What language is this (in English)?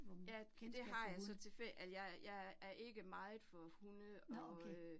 Danish